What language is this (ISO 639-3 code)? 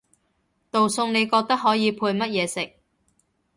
yue